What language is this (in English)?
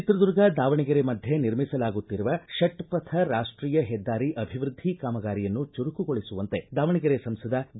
Kannada